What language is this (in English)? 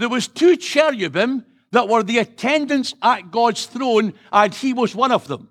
English